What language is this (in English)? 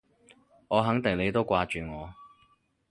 Cantonese